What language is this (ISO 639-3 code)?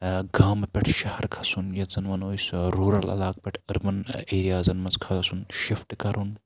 kas